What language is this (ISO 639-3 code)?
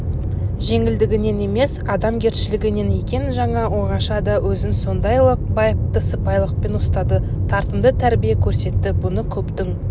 kaz